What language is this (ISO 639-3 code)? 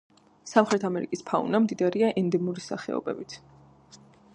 kat